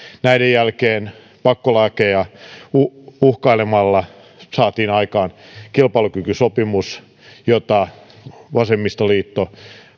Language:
Finnish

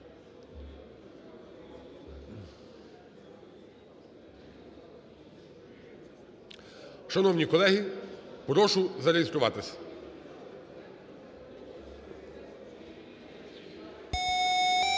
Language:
Ukrainian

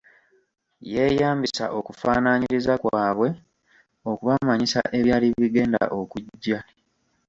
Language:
Ganda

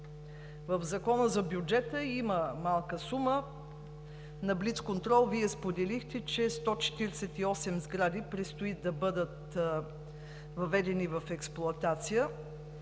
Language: Bulgarian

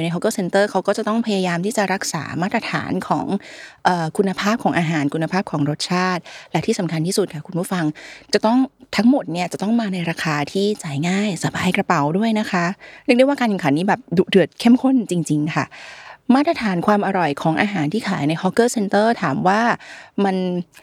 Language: Thai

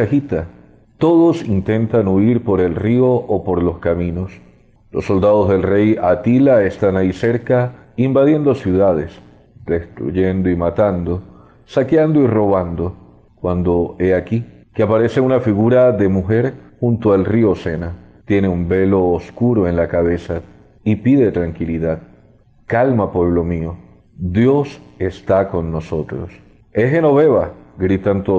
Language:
Spanish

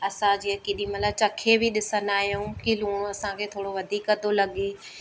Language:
Sindhi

